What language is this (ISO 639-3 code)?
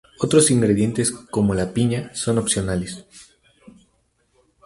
spa